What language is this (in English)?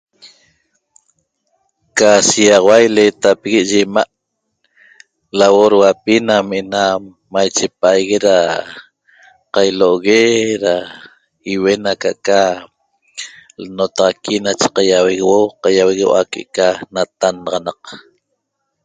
Toba